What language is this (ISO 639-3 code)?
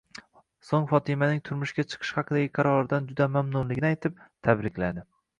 uzb